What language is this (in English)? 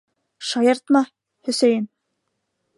Bashkir